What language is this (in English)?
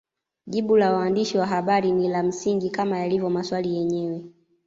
Swahili